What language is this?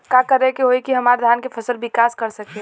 Bhojpuri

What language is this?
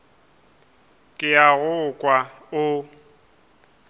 Northern Sotho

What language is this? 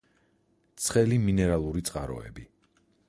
Georgian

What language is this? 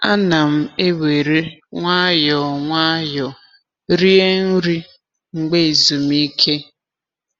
Igbo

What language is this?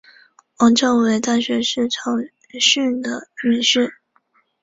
Chinese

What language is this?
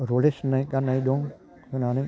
Bodo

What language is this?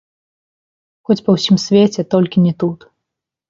Belarusian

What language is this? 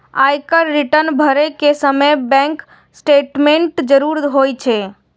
Maithili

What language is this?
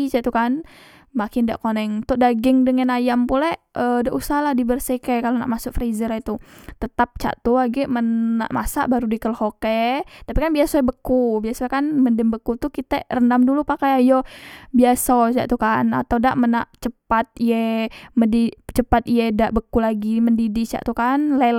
Musi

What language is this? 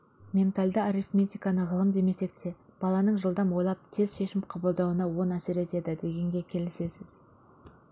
Kazakh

